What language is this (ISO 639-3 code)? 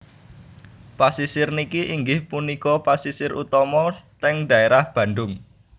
jav